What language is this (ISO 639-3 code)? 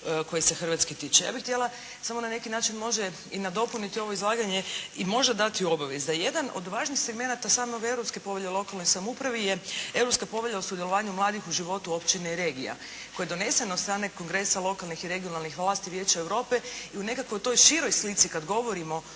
hrv